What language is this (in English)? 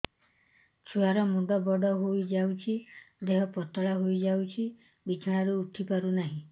Odia